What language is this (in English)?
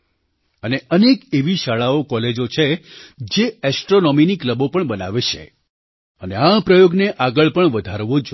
Gujarati